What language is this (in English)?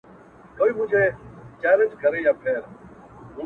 Pashto